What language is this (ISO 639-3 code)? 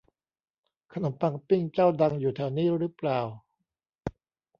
tha